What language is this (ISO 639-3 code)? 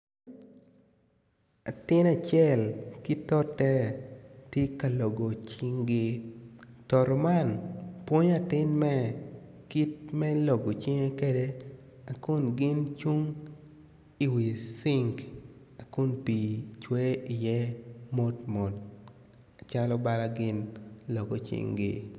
ach